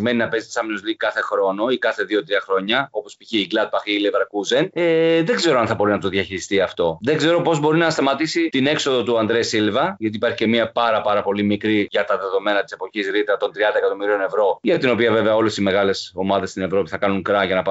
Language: Greek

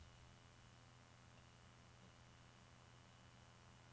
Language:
Norwegian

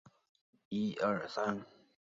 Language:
Chinese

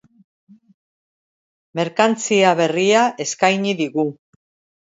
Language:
Basque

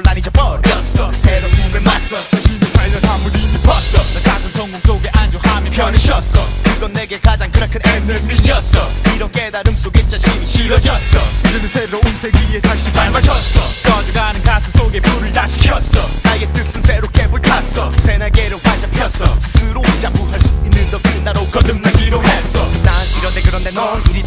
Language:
Polish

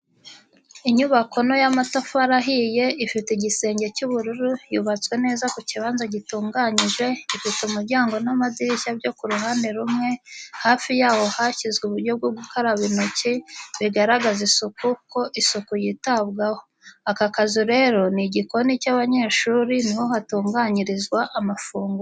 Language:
Kinyarwanda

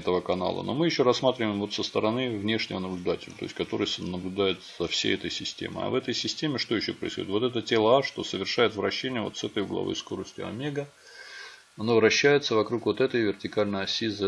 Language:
Russian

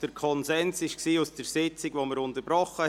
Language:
Swiss German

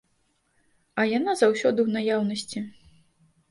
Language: Belarusian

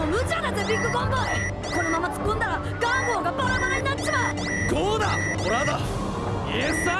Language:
Japanese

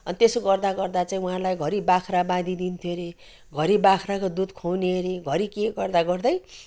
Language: Nepali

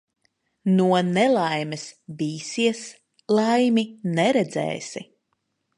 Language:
Latvian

